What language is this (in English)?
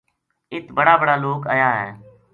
Gujari